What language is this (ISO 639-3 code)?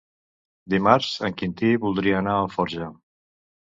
cat